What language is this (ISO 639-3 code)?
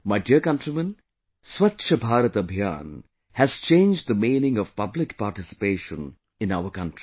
eng